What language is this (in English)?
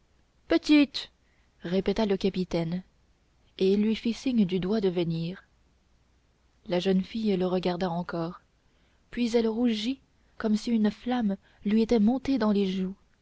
French